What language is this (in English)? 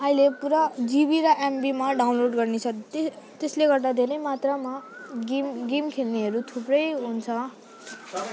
Nepali